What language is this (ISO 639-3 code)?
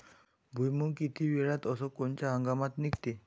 mar